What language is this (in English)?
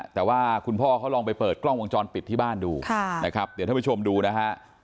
Thai